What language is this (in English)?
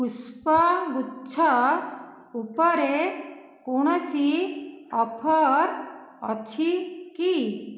Odia